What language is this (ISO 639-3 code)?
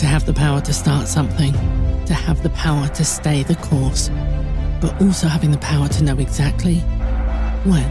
eng